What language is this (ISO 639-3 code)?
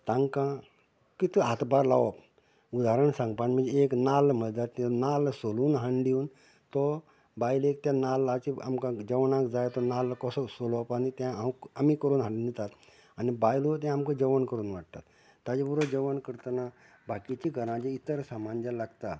kok